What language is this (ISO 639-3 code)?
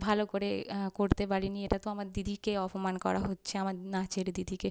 ben